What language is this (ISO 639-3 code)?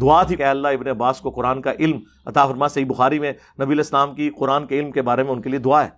urd